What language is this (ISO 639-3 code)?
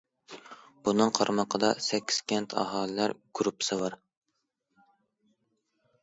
uig